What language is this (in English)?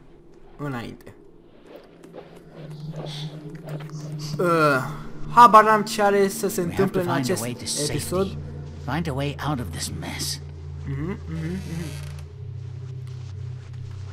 Romanian